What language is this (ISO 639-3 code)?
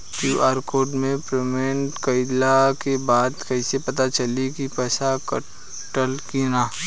bho